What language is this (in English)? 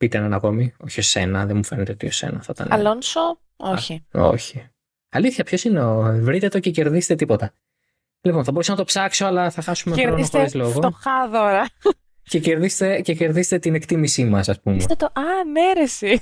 Greek